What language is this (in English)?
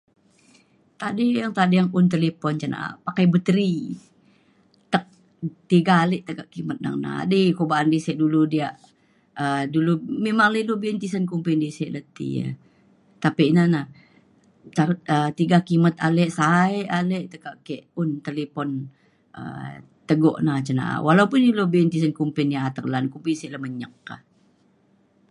Mainstream Kenyah